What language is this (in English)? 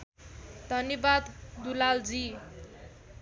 Nepali